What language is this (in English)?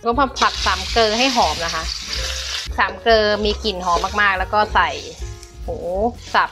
Thai